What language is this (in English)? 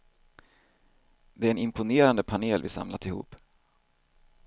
Swedish